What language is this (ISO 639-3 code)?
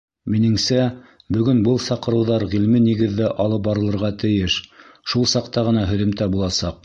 bak